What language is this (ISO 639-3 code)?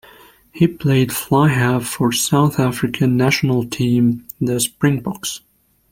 eng